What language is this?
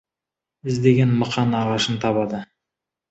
Kazakh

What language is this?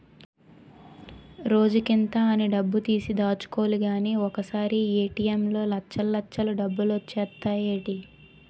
Telugu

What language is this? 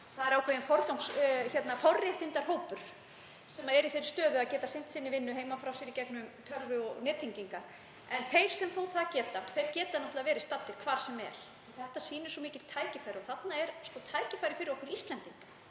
Icelandic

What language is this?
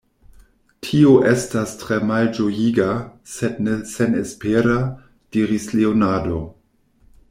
Esperanto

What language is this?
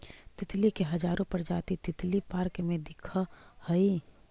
Magahi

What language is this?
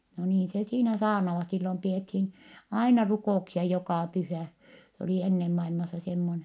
Finnish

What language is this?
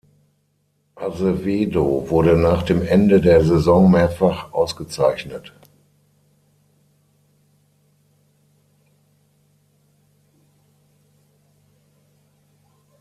German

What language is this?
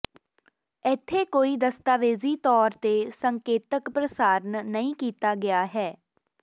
Punjabi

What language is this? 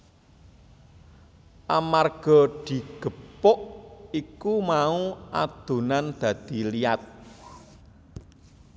Javanese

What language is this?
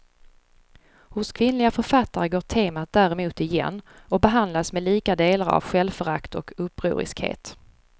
Swedish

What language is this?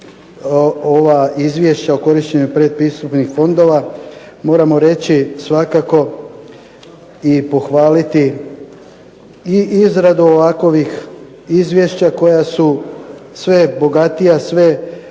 Croatian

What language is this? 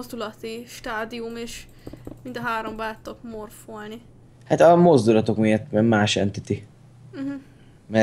Hungarian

